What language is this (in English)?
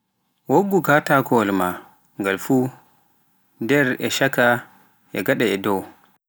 Pular